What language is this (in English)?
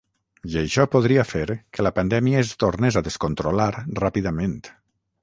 Catalan